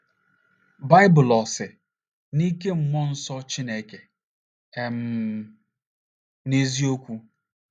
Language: Igbo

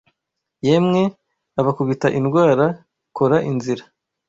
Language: Kinyarwanda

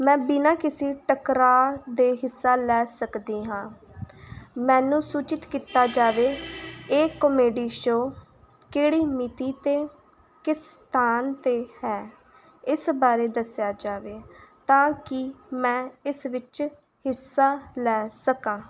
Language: Punjabi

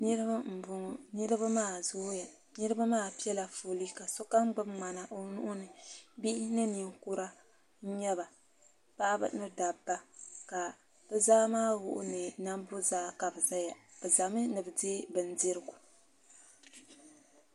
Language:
Dagbani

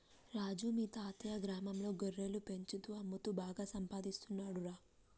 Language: Telugu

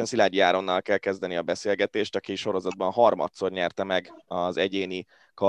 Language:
Hungarian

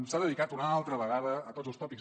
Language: Catalan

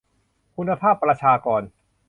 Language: Thai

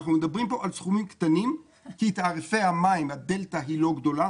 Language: Hebrew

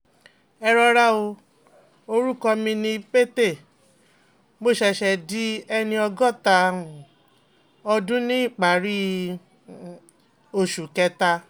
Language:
Yoruba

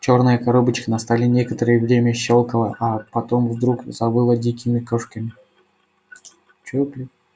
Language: Russian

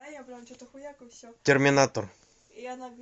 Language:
Russian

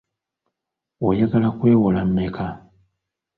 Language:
Ganda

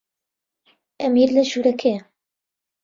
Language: Central Kurdish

